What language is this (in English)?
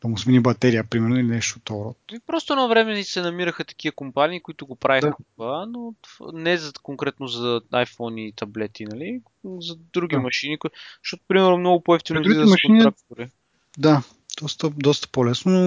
Bulgarian